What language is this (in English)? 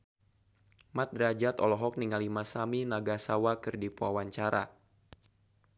Sundanese